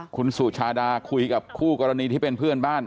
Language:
Thai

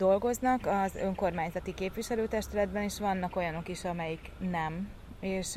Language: Hungarian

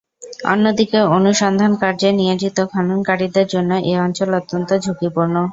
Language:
Bangla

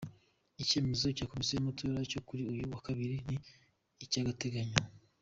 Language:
Kinyarwanda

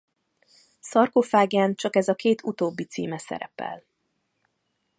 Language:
Hungarian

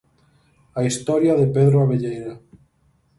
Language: Galician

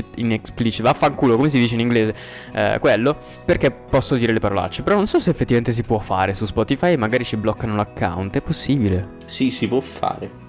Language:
Italian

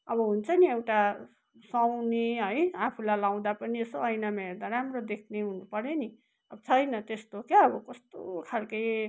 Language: Nepali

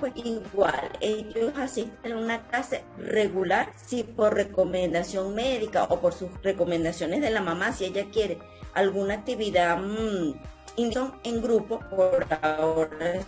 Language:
Spanish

